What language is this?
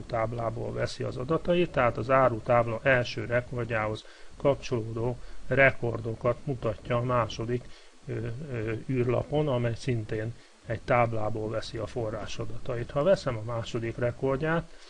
Hungarian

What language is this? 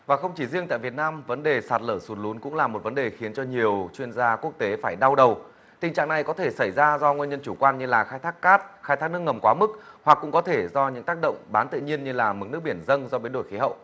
Vietnamese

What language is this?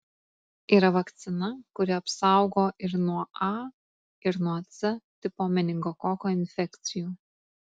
Lithuanian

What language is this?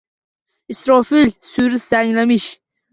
Uzbek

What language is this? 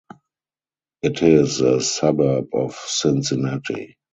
English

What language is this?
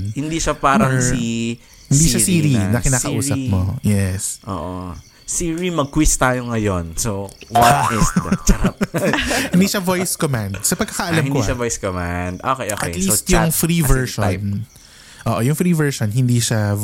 Filipino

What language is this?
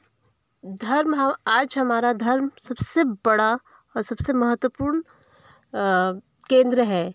Hindi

